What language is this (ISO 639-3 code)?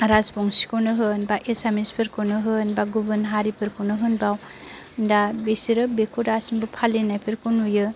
brx